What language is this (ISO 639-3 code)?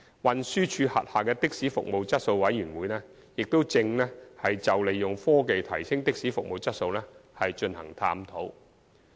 yue